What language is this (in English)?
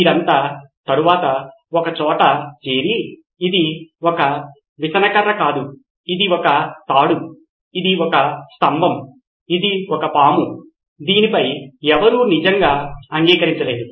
Telugu